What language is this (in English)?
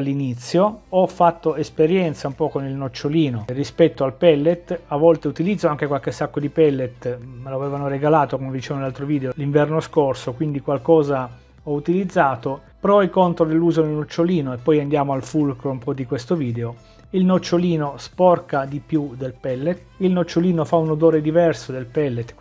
Italian